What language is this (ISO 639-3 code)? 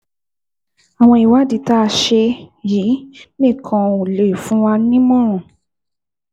yor